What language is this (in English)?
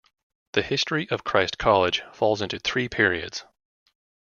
English